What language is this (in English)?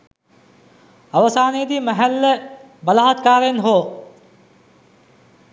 Sinhala